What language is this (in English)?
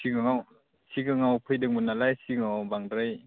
Bodo